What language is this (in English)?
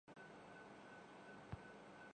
Urdu